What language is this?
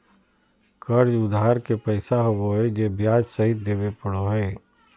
Magahi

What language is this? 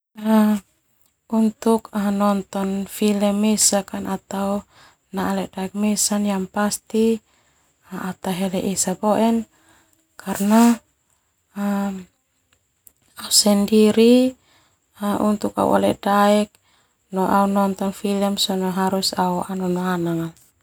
Termanu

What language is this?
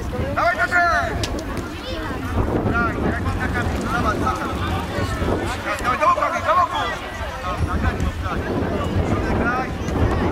Polish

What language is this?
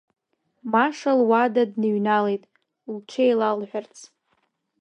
Abkhazian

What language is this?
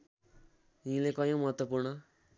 Nepali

